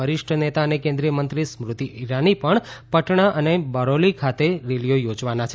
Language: Gujarati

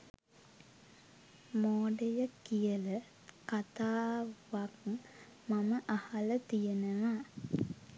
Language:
Sinhala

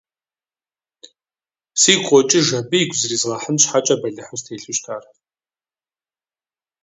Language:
Kabardian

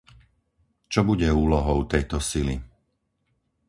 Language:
Slovak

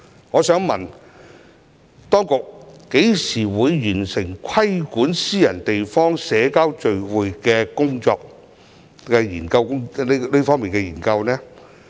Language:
Cantonese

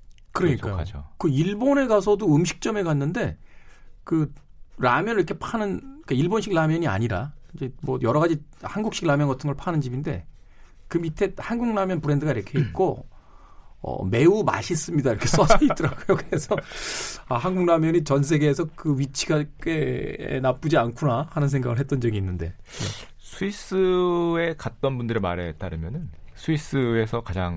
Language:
Korean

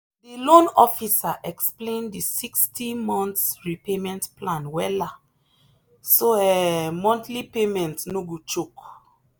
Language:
Nigerian Pidgin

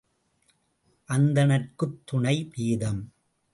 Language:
Tamil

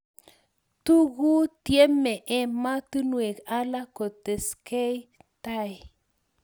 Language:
Kalenjin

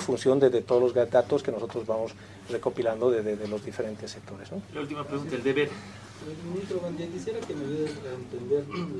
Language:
Spanish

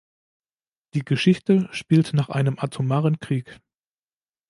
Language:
German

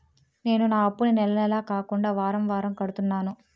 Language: Telugu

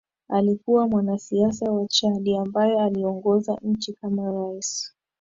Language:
Swahili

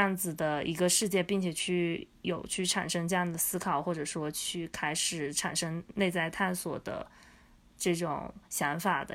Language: Chinese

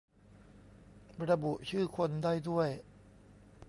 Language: Thai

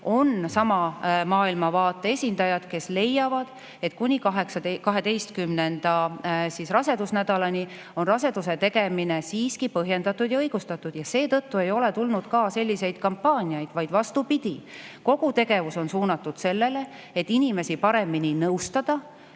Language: Estonian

